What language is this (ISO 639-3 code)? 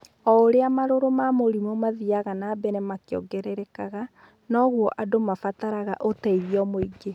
kik